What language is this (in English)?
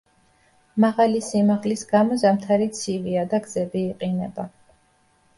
Georgian